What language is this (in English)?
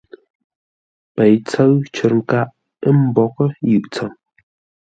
Ngombale